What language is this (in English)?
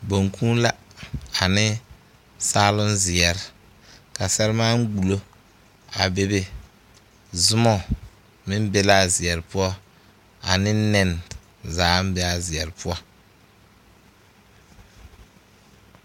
Southern Dagaare